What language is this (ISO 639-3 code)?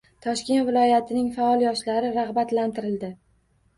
uzb